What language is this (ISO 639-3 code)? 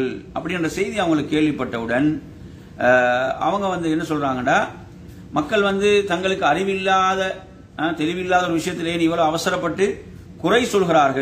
ara